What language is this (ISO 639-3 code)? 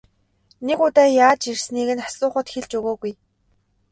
mon